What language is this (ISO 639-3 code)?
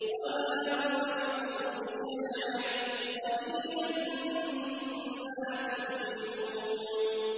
ara